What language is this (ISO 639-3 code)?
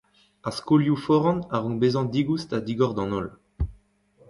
bre